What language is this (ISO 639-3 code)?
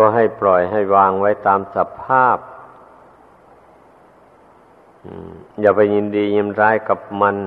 tha